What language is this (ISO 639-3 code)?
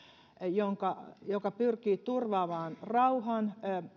fin